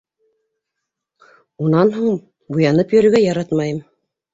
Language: Bashkir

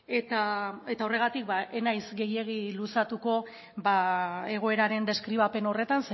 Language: Basque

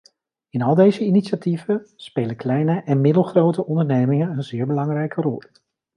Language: Dutch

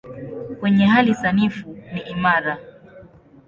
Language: Swahili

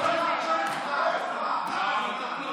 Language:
Hebrew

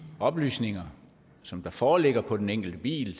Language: Danish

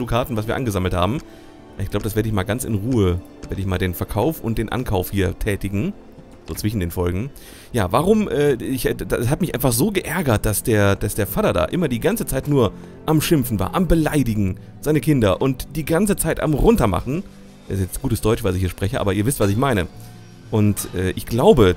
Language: German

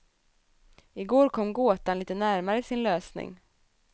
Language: Swedish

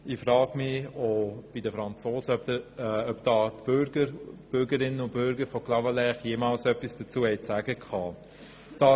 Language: Swiss German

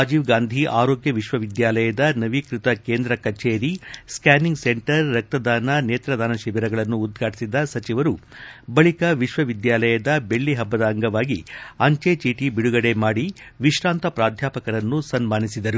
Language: Kannada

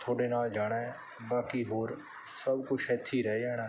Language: Punjabi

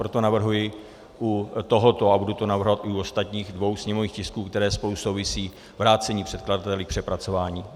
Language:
Czech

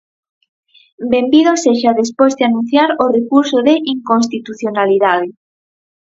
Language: Galician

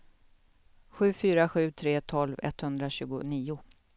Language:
Swedish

